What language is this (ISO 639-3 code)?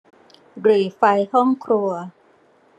tha